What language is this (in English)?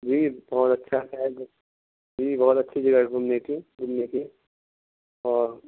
Urdu